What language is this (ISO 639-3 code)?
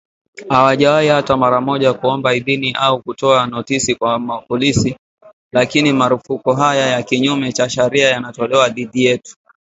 swa